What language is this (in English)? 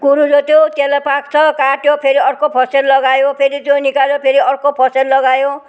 Nepali